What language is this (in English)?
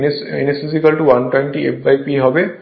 Bangla